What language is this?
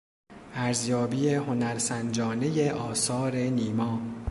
Persian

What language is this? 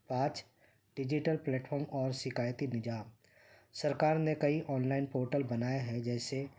Urdu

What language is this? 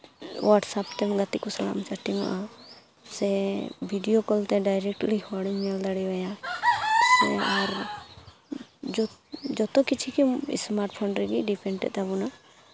Santali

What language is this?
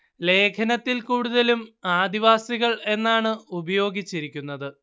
Malayalam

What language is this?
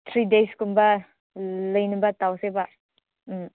Manipuri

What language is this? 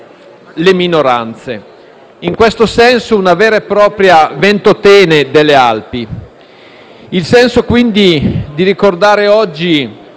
Italian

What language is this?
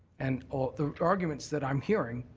English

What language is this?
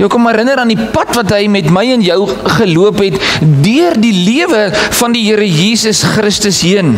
Dutch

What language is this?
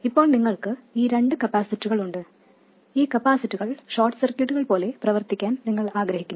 Malayalam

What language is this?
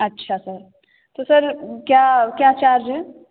Hindi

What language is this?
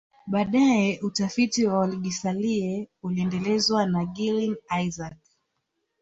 Swahili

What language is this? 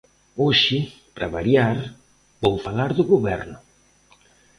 Galician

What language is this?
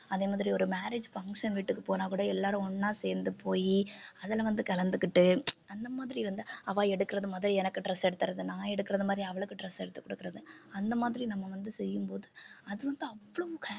Tamil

